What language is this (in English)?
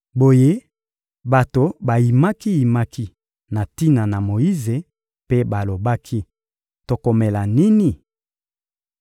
Lingala